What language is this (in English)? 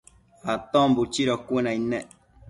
Matsés